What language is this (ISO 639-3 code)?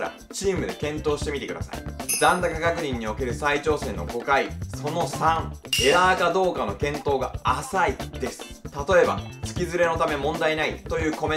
jpn